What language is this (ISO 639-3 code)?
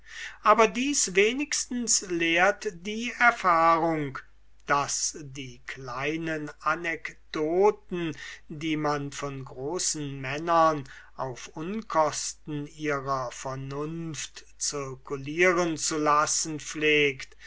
deu